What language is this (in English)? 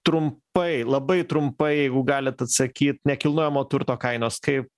Lithuanian